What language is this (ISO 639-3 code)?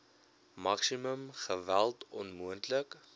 afr